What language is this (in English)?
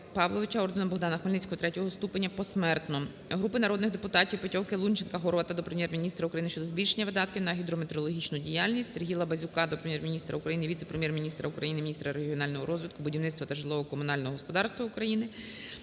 Ukrainian